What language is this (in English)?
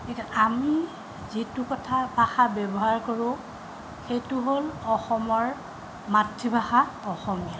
Assamese